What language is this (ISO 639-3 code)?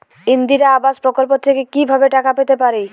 ben